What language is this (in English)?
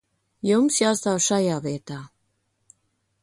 Latvian